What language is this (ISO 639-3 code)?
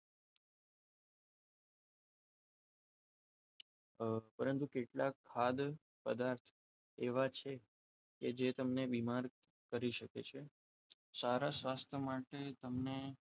guj